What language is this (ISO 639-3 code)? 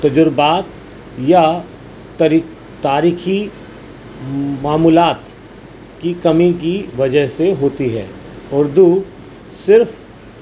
urd